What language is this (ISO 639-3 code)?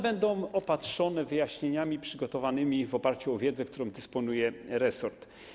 pol